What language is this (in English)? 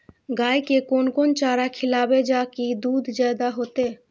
Maithili